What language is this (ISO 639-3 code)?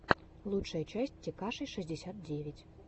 rus